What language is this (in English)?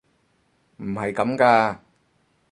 Cantonese